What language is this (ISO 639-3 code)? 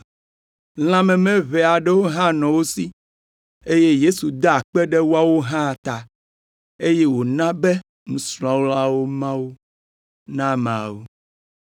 ewe